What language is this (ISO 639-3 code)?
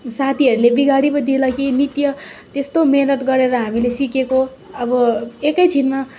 nep